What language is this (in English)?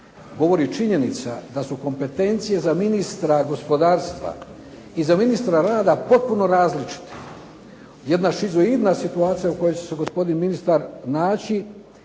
Croatian